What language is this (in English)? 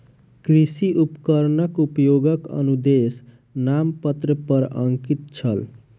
Maithili